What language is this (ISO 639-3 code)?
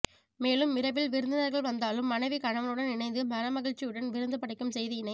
tam